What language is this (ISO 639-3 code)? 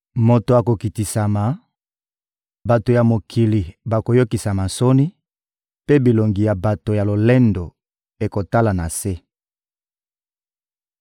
lin